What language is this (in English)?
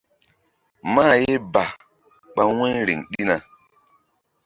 Mbum